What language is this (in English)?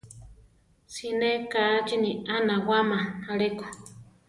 Central Tarahumara